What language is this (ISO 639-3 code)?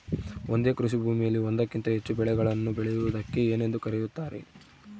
kan